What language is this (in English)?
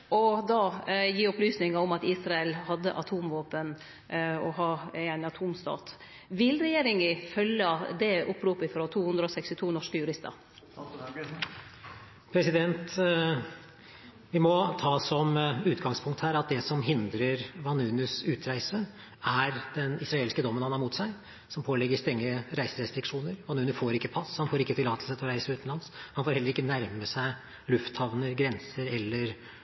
Norwegian